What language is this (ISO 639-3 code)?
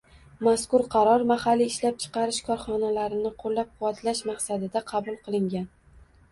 uzb